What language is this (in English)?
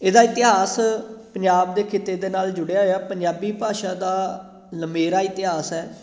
Punjabi